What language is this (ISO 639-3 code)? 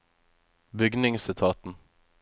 nor